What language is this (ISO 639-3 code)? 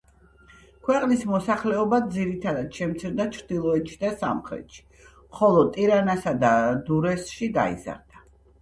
kat